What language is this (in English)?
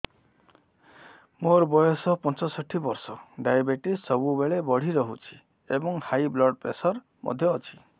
Odia